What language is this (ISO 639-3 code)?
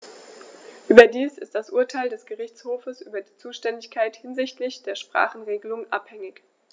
deu